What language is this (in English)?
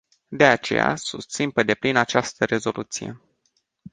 Romanian